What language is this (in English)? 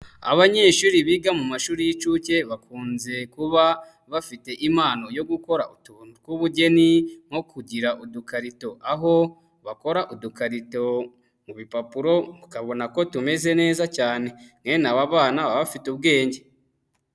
Kinyarwanda